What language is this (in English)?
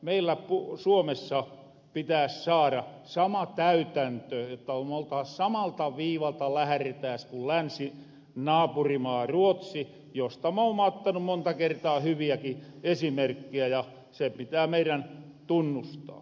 Finnish